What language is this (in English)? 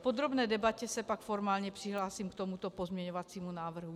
Czech